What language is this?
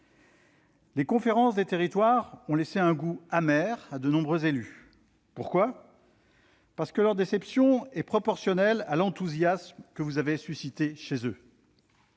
French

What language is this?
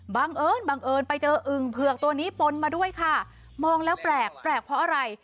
Thai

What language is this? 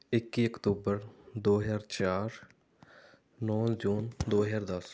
Punjabi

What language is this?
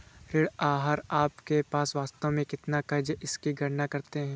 Hindi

